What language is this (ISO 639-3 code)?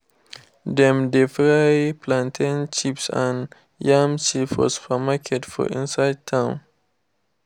pcm